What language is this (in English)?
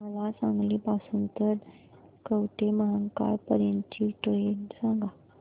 Marathi